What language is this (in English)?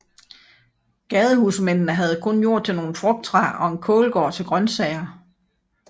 Danish